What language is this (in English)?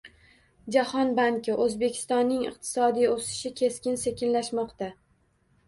Uzbek